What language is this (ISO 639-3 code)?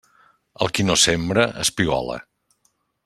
cat